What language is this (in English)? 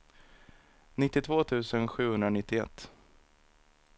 Swedish